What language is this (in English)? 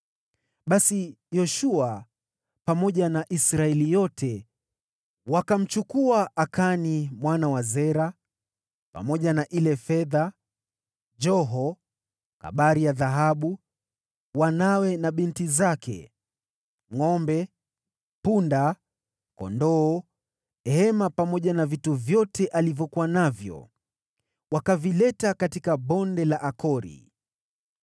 Swahili